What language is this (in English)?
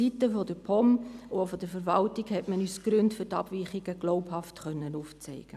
Swiss German